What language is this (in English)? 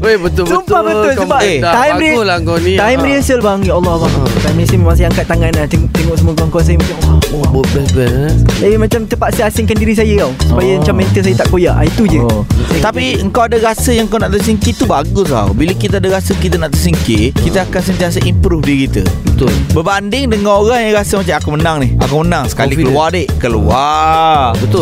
Malay